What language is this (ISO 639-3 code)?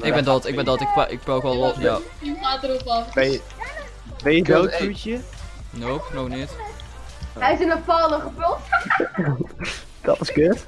nld